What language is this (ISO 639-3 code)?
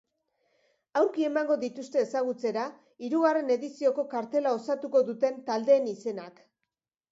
eus